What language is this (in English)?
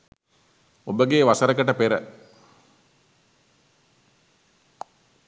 Sinhala